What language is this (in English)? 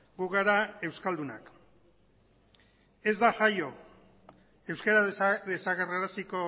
Basque